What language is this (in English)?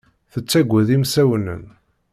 Kabyle